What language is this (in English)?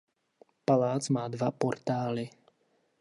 Czech